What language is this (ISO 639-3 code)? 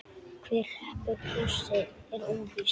isl